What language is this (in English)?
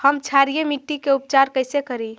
Magahi